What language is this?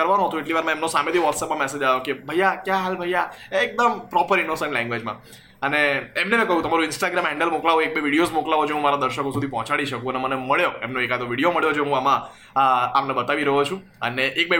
Gujarati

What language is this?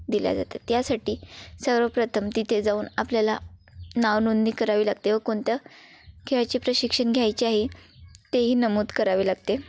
Marathi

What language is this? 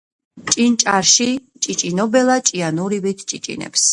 Georgian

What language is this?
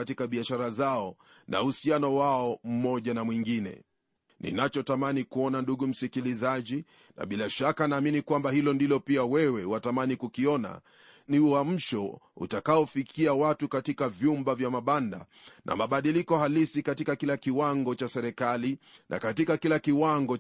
Swahili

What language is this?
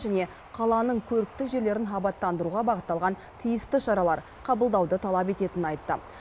Kazakh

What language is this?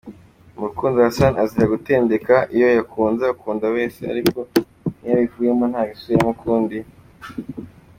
Kinyarwanda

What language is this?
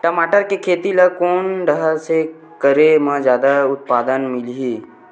Chhattisgarhi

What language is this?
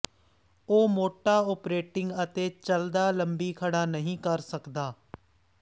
Punjabi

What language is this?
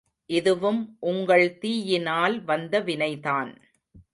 Tamil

